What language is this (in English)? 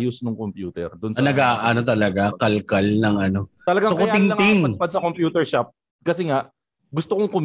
Filipino